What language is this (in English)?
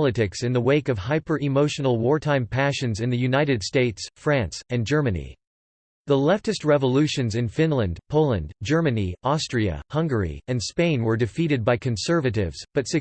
English